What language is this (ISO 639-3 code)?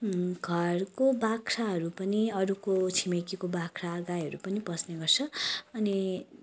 nep